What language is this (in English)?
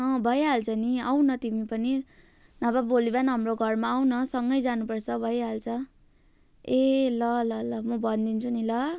Nepali